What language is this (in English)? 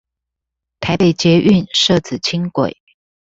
Chinese